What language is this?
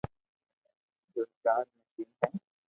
Loarki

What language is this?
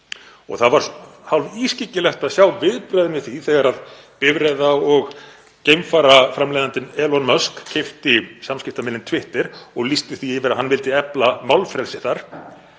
Icelandic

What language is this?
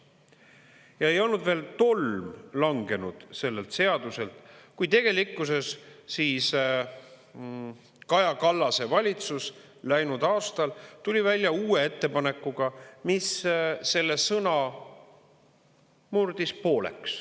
Estonian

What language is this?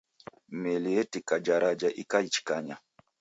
Taita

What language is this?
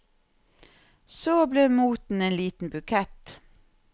Norwegian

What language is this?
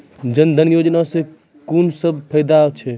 Maithili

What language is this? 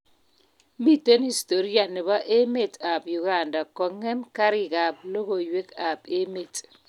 Kalenjin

